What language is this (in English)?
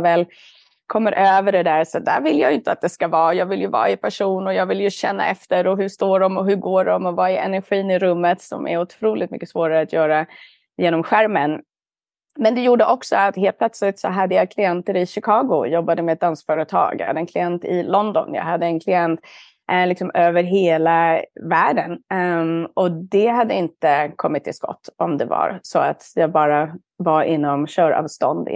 Swedish